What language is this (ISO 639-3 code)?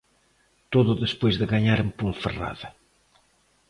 glg